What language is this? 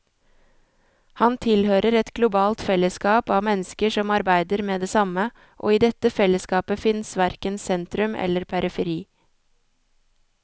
Norwegian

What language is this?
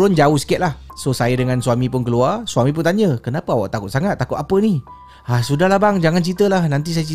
Malay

